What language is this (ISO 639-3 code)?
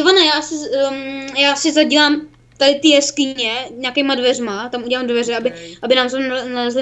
ces